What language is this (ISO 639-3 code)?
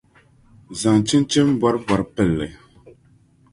dag